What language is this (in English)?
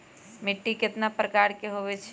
Magahi